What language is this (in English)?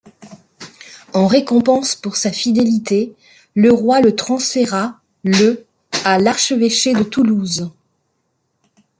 French